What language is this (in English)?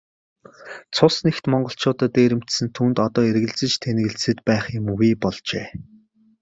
Mongolian